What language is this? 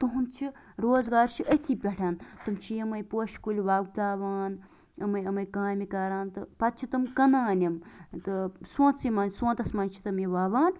Kashmiri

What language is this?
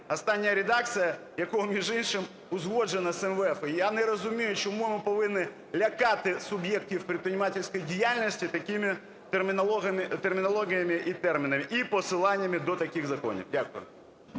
Ukrainian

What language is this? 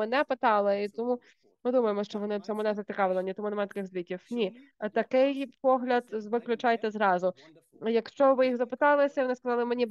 Ukrainian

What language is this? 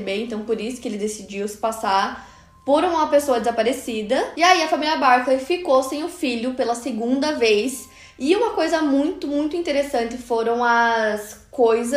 Portuguese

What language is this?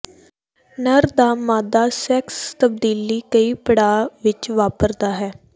Punjabi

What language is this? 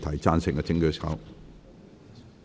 Cantonese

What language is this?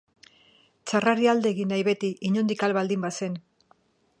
Basque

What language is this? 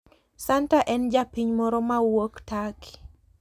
Luo (Kenya and Tanzania)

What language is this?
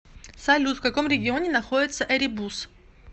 Russian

